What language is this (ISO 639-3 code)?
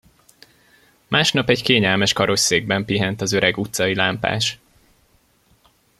hun